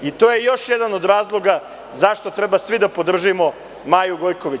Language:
Serbian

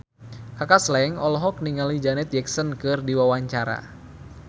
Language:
Sundanese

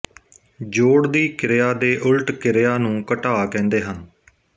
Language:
Punjabi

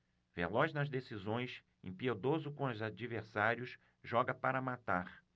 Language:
Portuguese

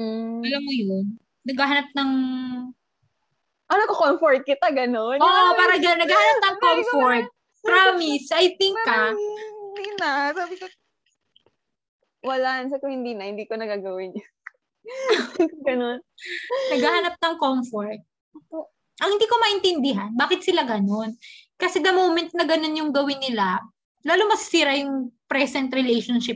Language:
Filipino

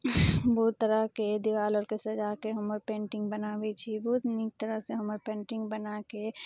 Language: Maithili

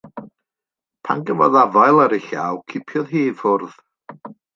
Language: Welsh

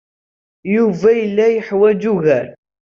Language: Kabyle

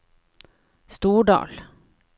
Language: Norwegian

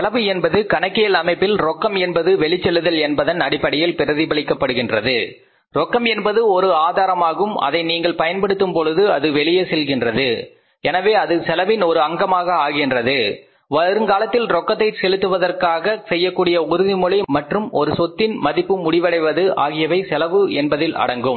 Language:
Tamil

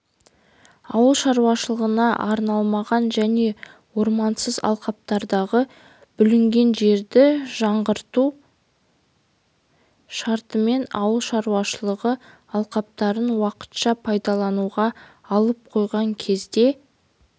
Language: Kazakh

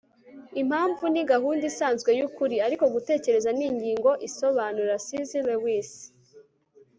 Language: Kinyarwanda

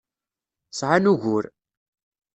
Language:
Kabyle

